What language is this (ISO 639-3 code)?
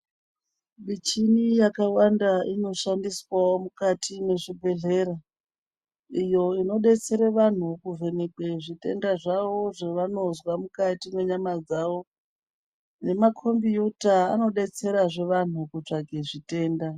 ndc